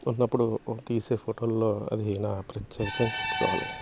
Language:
Telugu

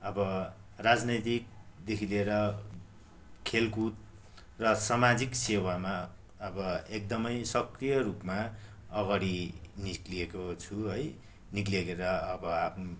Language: Nepali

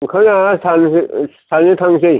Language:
Bodo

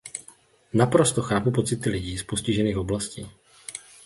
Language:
Czech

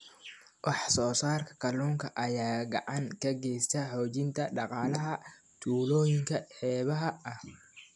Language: Somali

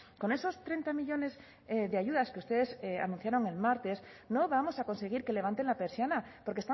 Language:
Spanish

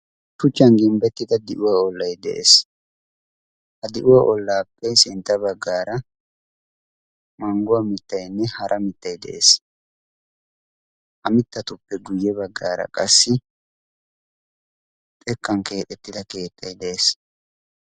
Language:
Wolaytta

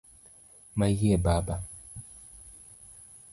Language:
Luo (Kenya and Tanzania)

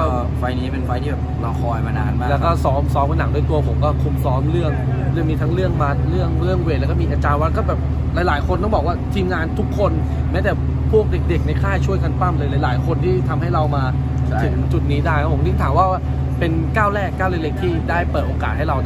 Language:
Thai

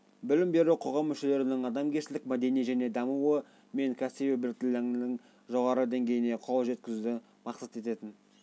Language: Kazakh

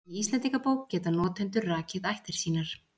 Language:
Icelandic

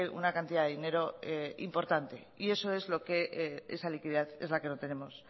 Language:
Spanish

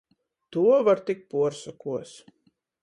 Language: Latgalian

